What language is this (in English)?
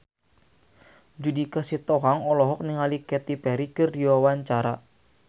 Sundanese